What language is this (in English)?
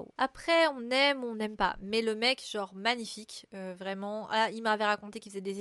French